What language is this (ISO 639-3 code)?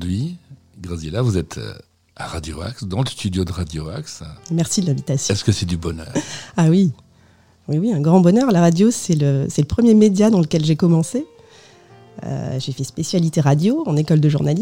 fra